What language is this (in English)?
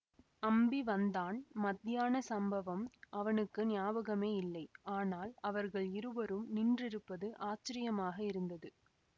Tamil